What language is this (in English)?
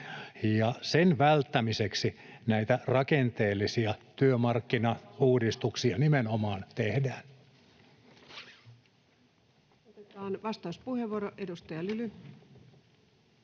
Finnish